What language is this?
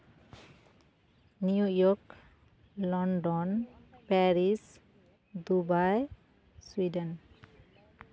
Santali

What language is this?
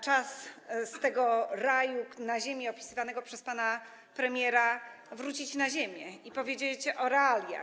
Polish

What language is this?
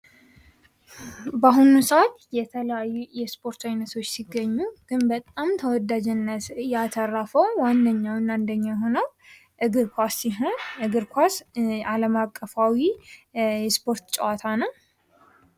Amharic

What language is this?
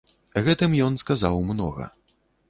Belarusian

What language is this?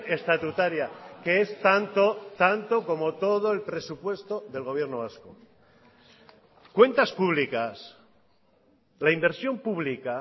Spanish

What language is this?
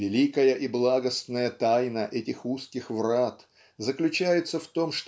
Russian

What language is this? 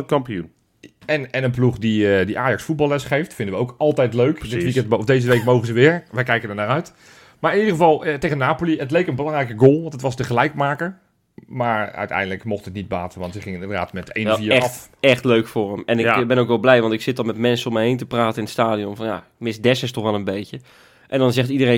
Dutch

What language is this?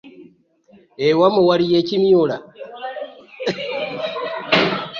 Ganda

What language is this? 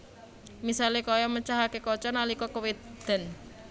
Javanese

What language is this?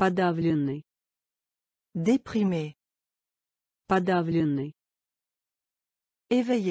Russian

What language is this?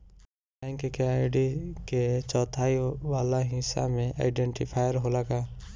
Bhojpuri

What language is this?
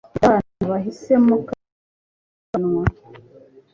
Kinyarwanda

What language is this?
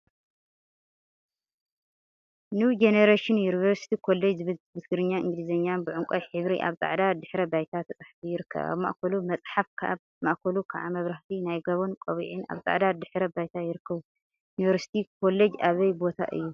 Tigrinya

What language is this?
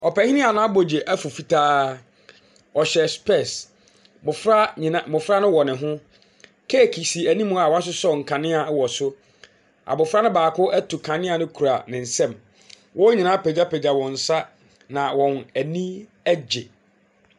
Akan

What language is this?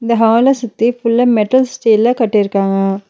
Tamil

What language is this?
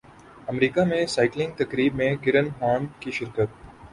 Urdu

